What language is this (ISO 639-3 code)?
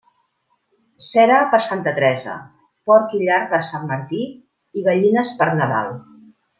cat